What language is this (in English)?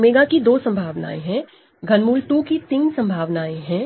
Hindi